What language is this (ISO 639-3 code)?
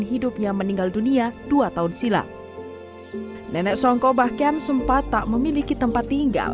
ind